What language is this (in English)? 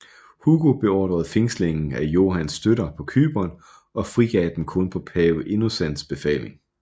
Danish